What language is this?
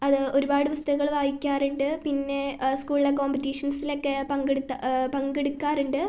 Malayalam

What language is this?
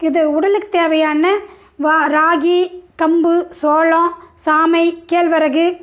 Tamil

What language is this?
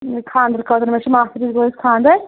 Kashmiri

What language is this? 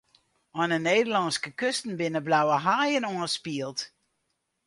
Western Frisian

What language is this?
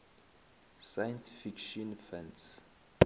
Northern Sotho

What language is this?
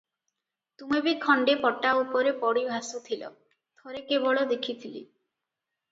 Odia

